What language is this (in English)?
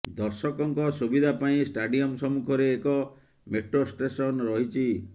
Odia